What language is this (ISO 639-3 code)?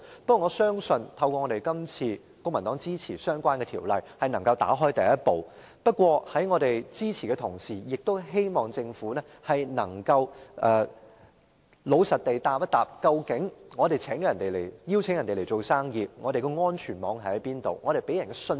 yue